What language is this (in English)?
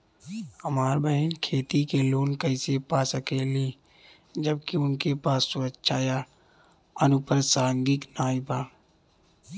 Bhojpuri